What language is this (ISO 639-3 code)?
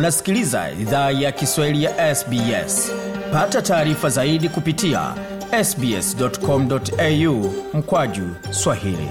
swa